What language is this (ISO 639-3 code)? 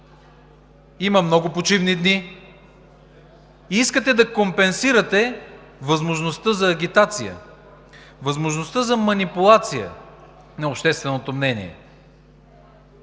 bul